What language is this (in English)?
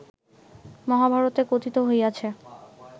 Bangla